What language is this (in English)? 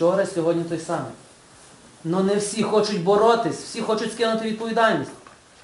Ukrainian